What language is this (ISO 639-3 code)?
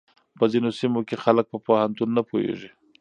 pus